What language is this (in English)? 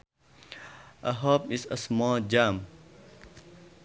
Sundanese